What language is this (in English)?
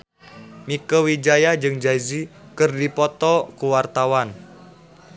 Sundanese